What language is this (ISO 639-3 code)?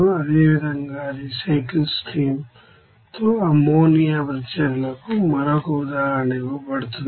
tel